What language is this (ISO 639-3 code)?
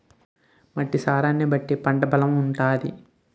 tel